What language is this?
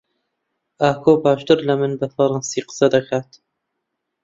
Central Kurdish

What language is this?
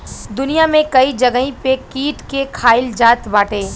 Bhojpuri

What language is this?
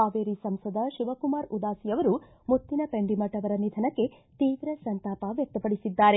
Kannada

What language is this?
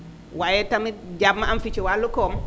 Wolof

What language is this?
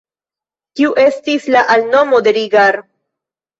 Esperanto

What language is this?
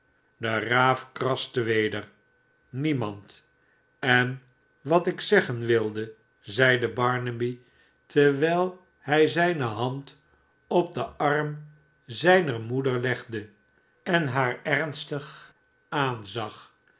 Dutch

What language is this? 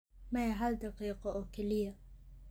Somali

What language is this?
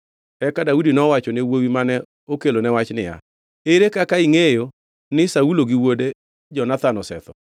Luo (Kenya and Tanzania)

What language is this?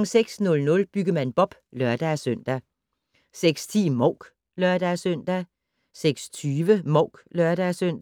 Danish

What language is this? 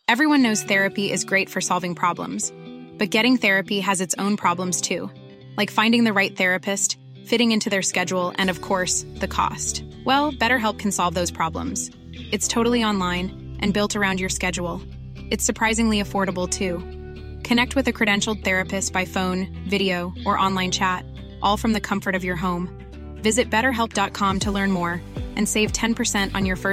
Swedish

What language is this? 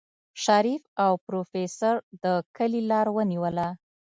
Pashto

